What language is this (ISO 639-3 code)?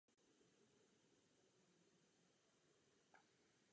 ces